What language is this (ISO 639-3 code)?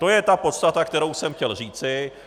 ces